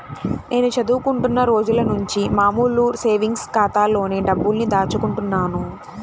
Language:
Telugu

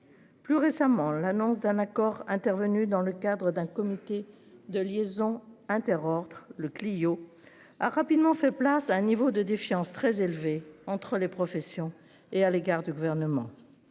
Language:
French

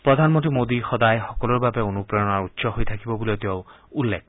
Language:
Assamese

